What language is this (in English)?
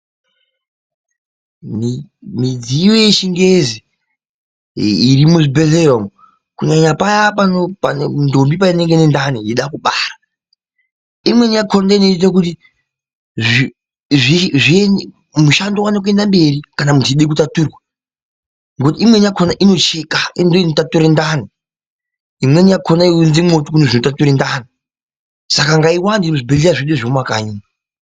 Ndau